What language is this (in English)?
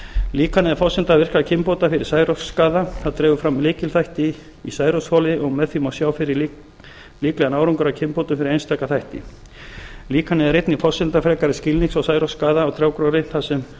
Icelandic